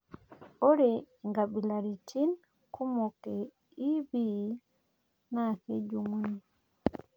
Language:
Masai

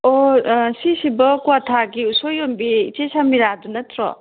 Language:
Manipuri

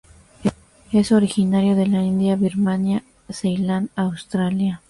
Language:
Spanish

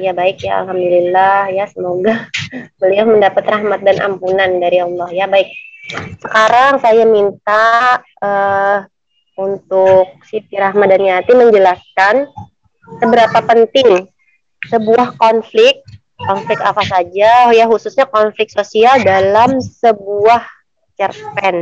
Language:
Indonesian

